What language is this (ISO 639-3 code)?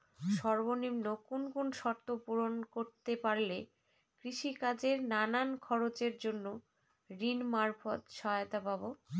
ben